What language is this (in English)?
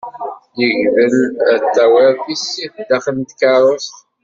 Kabyle